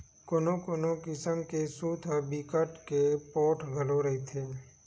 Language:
Chhattisgarhi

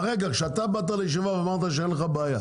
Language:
Hebrew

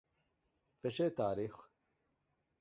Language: Divehi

